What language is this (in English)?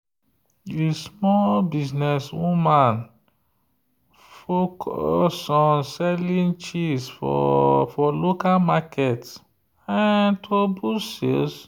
Nigerian Pidgin